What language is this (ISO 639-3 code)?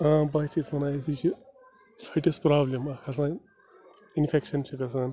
kas